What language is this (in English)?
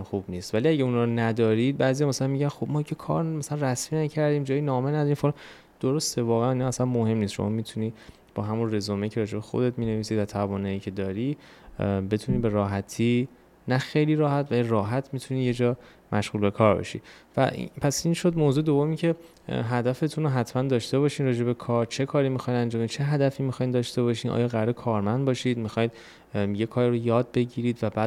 Persian